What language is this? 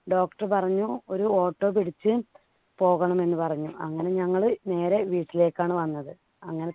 Malayalam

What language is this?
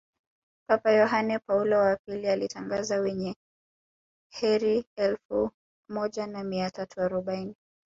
Swahili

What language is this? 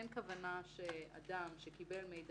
Hebrew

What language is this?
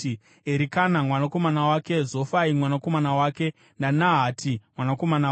Shona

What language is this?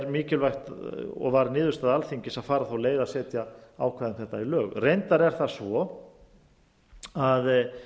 Icelandic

